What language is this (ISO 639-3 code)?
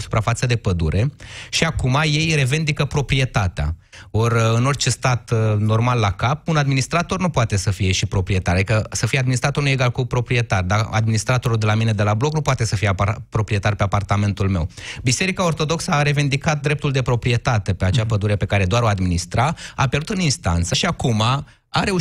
ron